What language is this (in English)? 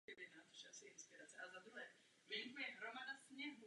Czech